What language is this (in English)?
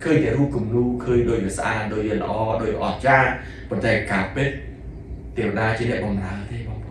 Thai